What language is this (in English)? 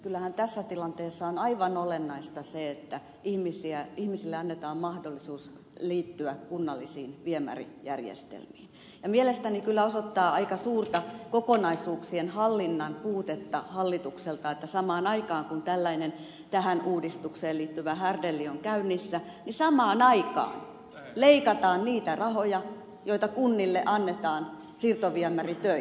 Finnish